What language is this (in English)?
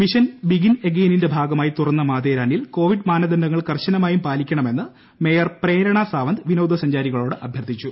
Malayalam